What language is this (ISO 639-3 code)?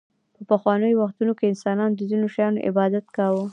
pus